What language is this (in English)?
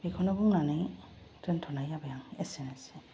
Bodo